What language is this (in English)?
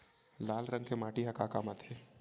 Chhattisgarhi